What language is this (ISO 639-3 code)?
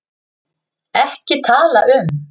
isl